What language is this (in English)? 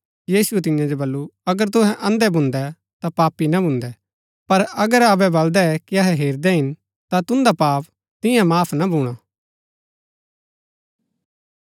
Gaddi